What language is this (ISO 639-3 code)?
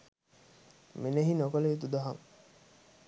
sin